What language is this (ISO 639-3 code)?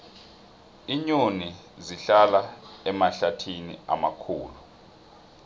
nbl